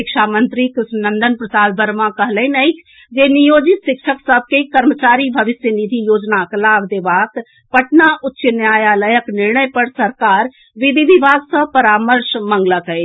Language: Maithili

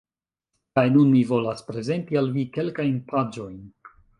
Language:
Esperanto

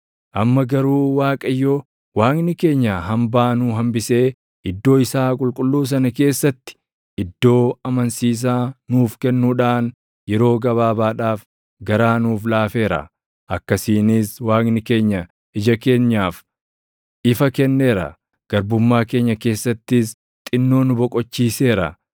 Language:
Oromo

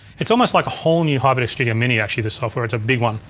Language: English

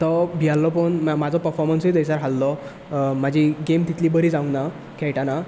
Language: Konkani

